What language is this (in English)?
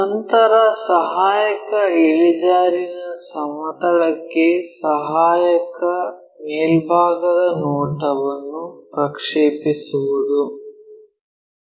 Kannada